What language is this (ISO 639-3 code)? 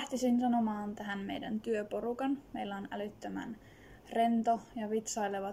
fin